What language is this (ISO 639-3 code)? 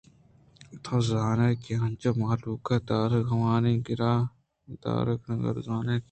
bgp